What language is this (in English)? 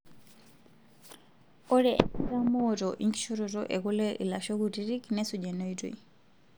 Masai